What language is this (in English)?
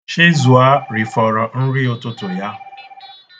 Igbo